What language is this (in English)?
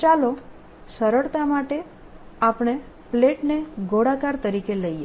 Gujarati